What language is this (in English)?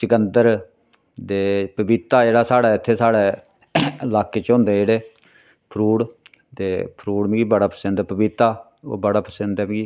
Dogri